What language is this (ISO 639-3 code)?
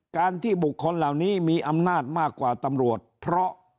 tha